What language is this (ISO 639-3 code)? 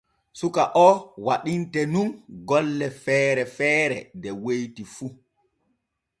fue